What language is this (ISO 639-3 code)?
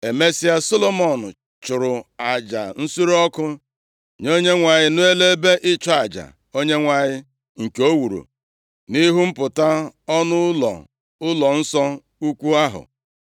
ibo